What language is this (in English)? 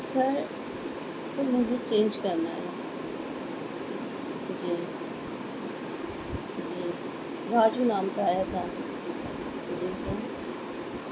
Urdu